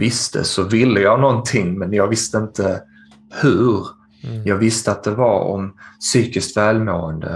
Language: Swedish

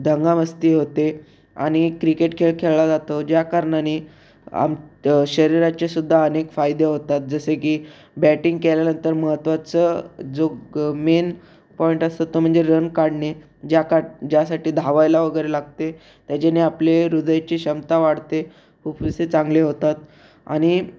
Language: Marathi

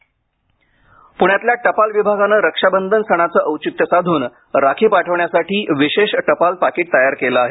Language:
Marathi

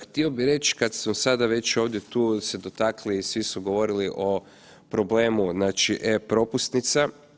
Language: Croatian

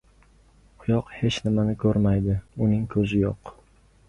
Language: Uzbek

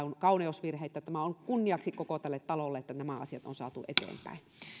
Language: Finnish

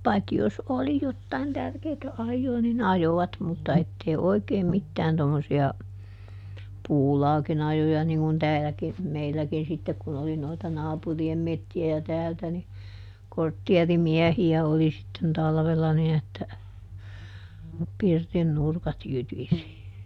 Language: Finnish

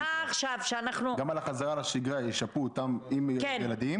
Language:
Hebrew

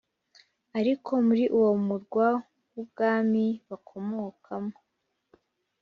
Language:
Kinyarwanda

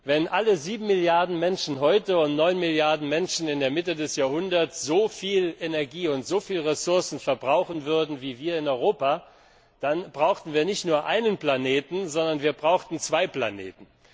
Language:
German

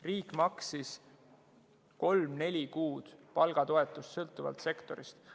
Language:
Estonian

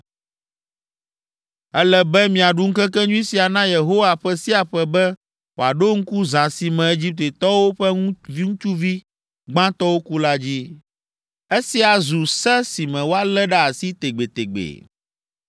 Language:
Ewe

